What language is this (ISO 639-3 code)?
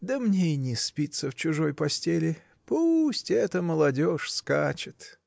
rus